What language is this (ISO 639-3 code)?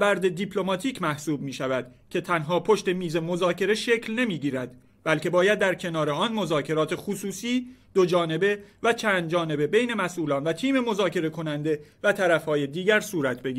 fas